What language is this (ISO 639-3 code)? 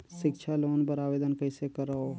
hne